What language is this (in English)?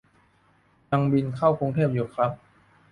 Thai